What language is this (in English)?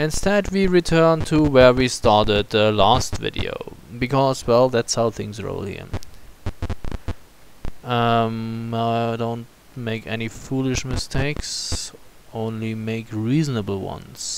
English